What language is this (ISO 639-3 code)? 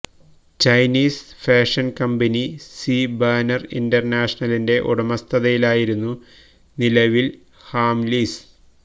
mal